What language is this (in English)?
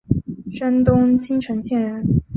Chinese